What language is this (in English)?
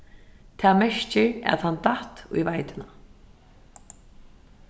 Faroese